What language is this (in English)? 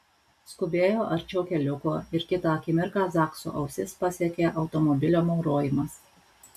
Lithuanian